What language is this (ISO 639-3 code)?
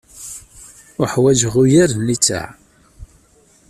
kab